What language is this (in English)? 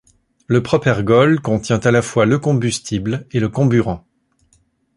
French